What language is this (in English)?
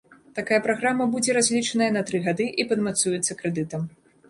Belarusian